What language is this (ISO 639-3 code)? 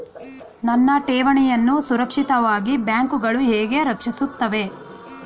kan